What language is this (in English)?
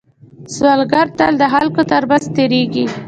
Pashto